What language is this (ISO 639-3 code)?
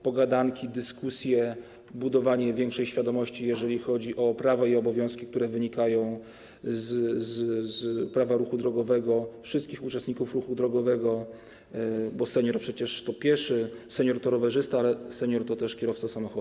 pol